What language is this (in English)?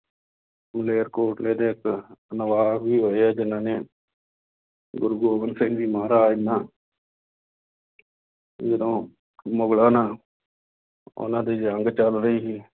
Punjabi